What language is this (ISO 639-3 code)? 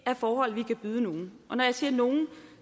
dan